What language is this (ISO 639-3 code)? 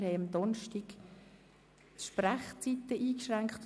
gsw